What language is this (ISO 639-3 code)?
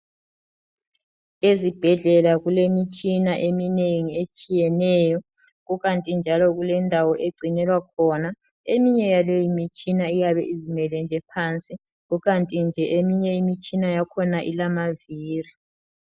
nde